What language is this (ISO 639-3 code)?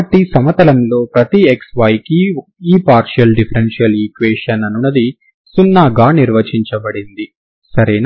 tel